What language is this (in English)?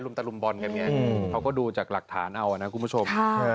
Thai